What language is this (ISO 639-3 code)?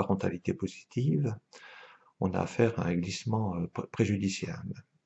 fra